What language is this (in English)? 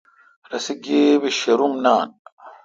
Kalkoti